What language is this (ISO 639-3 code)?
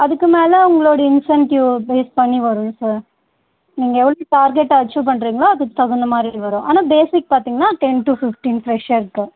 tam